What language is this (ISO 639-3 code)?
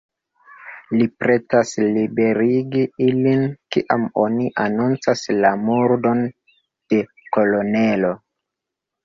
epo